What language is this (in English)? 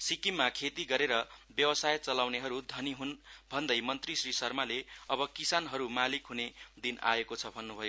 Nepali